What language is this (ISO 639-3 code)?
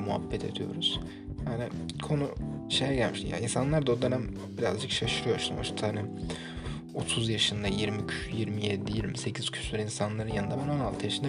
tur